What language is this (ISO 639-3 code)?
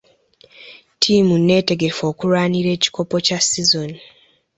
lug